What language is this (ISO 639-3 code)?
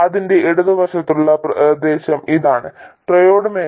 mal